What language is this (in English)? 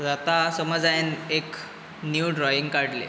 Konkani